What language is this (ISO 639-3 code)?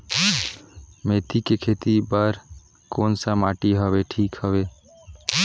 hne